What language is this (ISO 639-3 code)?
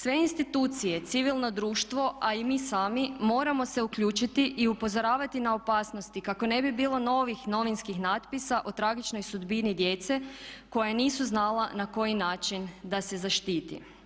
hrv